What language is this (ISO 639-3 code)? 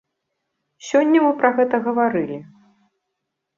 bel